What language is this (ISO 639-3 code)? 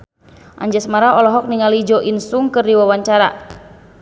sun